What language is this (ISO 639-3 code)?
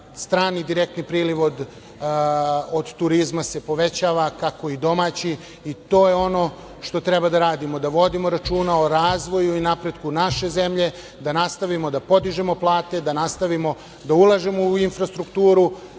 srp